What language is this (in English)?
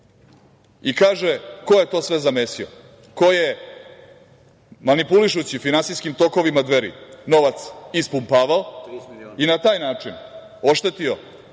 Serbian